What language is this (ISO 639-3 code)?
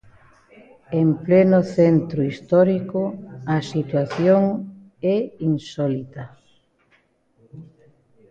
glg